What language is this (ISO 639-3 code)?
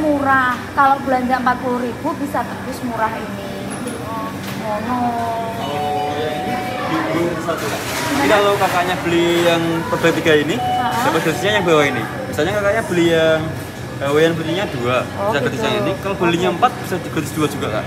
ind